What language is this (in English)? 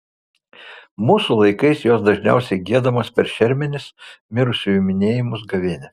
Lithuanian